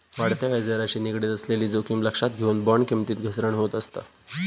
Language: Marathi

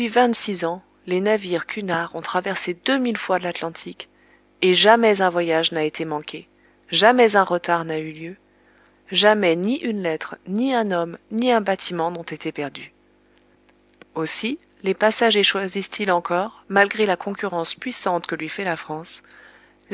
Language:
French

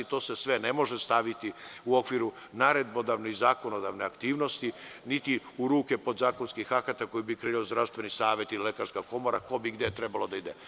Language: Serbian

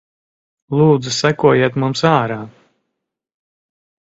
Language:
Latvian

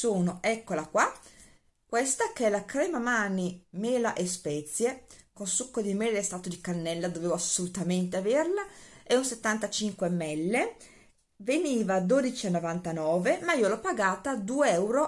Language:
Italian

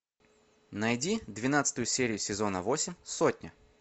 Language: Russian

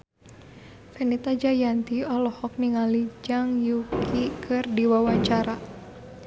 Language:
Sundanese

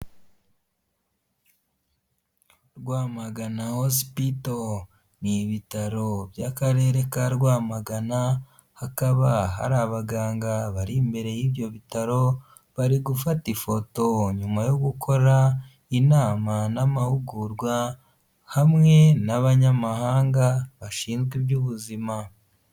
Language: Kinyarwanda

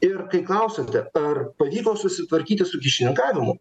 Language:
Lithuanian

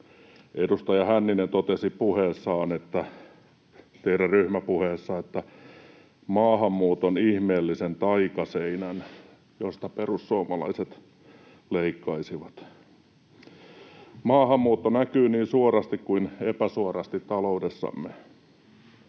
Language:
Finnish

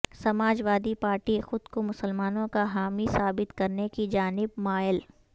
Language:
Urdu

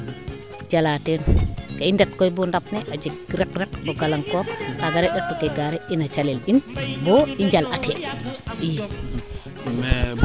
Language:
Serer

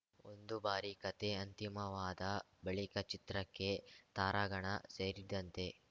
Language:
Kannada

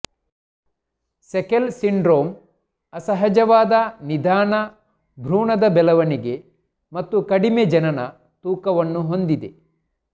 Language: Kannada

